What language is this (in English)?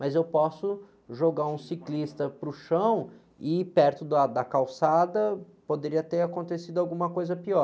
Portuguese